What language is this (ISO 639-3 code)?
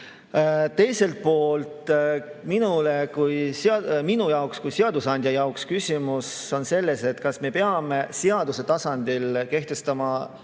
est